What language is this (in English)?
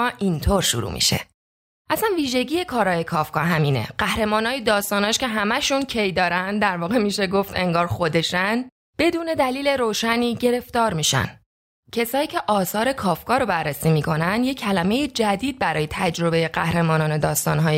Persian